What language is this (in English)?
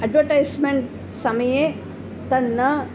Sanskrit